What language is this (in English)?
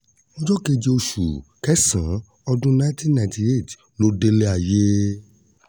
Yoruba